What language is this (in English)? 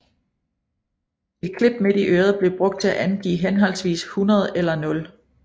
Danish